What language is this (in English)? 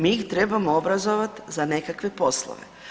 Croatian